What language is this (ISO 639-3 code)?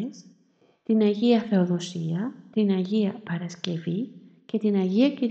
ell